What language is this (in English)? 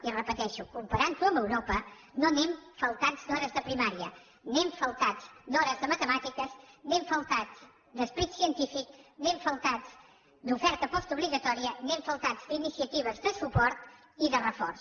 Catalan